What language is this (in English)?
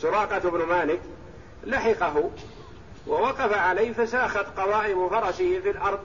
Arabic